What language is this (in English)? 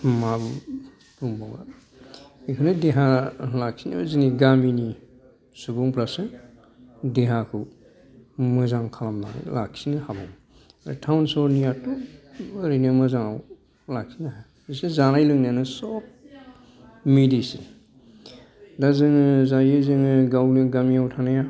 Bodo